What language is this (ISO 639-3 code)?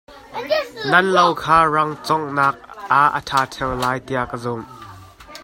cnh